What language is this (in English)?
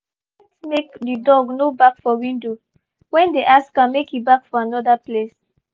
Nigerian Pidgin